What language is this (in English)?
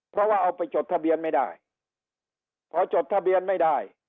Thai